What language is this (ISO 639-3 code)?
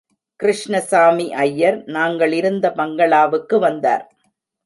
tam